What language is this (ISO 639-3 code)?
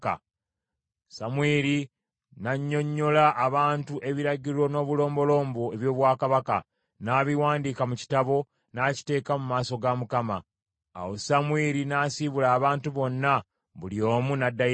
lug